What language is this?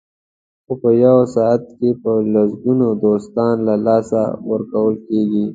Pashto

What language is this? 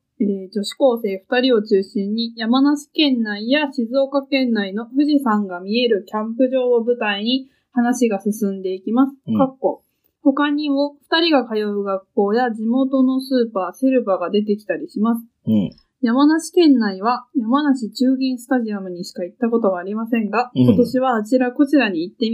Japanese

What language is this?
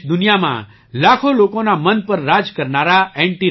Gujarati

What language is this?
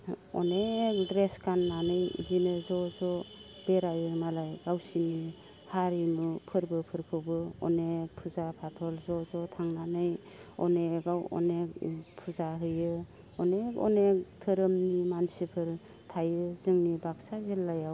Bodo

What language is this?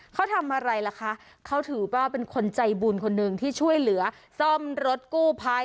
Thai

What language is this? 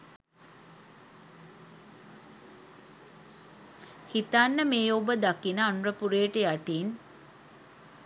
Sinhala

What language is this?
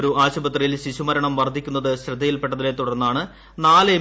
Malayalam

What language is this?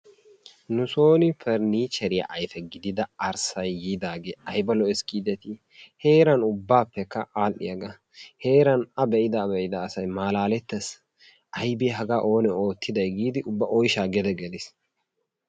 Wolaytta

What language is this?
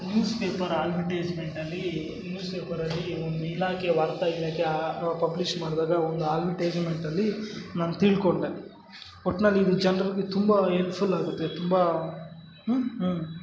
Kannada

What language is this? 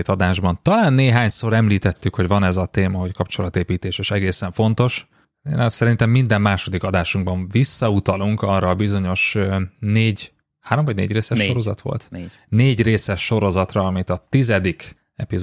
Hungarian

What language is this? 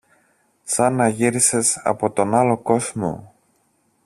Greek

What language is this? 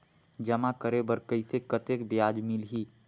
Chhattisgarhi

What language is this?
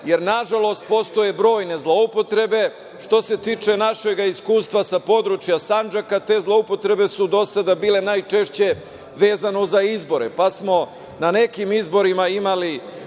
Serbian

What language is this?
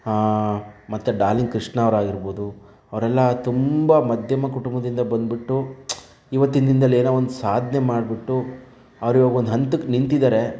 Kannada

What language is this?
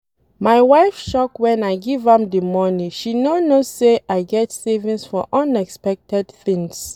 Nigerian Pidgin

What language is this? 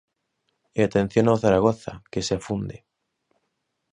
Galician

